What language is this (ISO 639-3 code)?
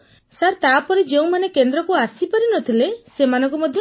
ori